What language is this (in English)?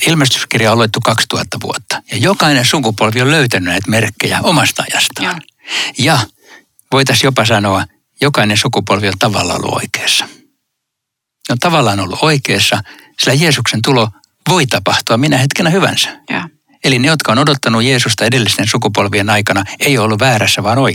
Finnish